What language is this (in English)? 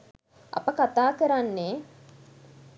Sinhala